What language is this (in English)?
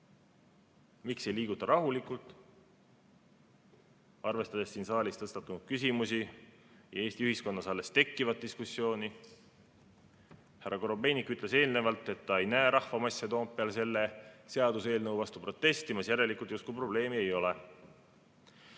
Estonian